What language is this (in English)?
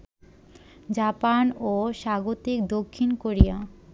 Bangla